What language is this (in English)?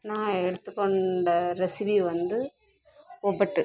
Tamil